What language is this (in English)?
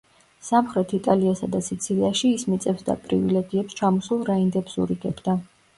Georgian